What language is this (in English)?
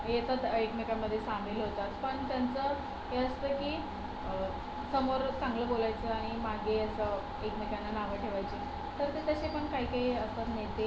Marathi